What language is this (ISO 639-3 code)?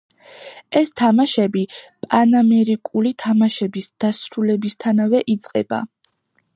kat